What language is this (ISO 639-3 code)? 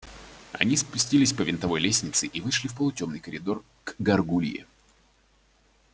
rus